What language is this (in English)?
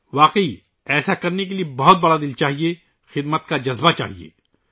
Urdu